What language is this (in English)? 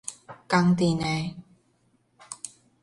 Min Nan Chinese